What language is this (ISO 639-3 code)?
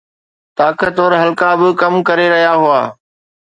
snd